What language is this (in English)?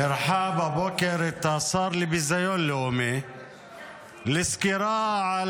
Hebrew